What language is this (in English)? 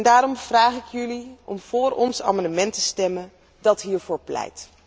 Dutch